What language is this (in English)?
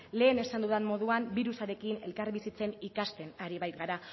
Basque